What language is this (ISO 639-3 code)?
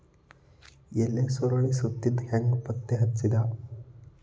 kan